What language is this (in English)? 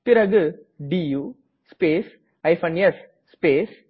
Tamil